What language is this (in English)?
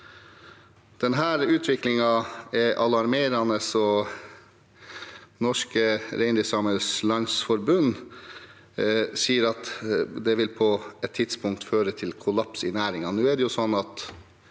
Norwegian